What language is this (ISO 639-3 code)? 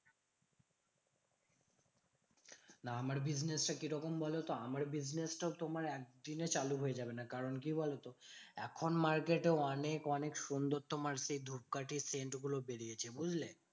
ben